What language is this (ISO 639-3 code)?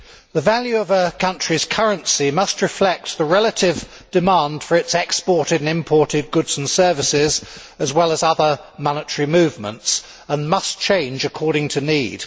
eng